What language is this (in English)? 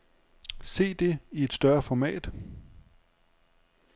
Danish